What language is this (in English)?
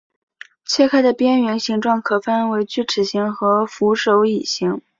Chinese